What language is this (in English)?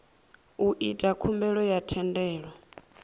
Venda